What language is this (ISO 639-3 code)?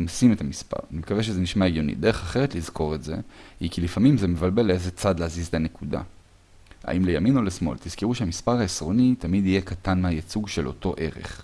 heb